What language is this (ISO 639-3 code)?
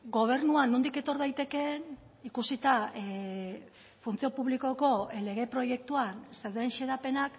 eus